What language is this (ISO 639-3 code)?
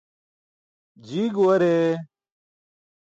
bsk